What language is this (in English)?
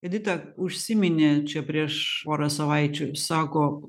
Lithuanian